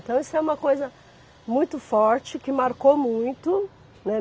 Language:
Portuguese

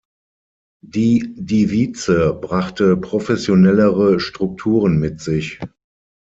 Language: German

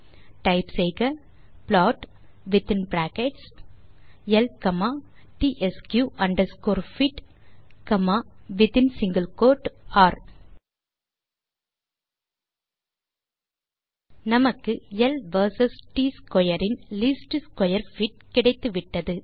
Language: Tamil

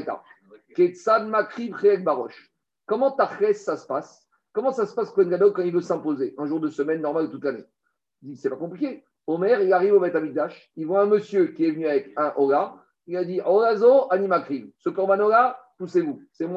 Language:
French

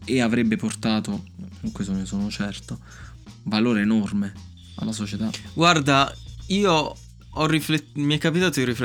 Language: Italian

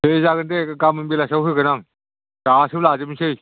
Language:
Bodo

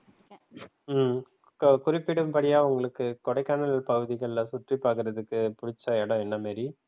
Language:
Tamil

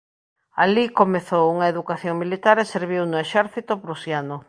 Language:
Galician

